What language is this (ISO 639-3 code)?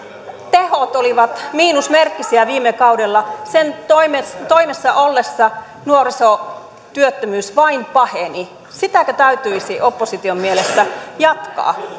fin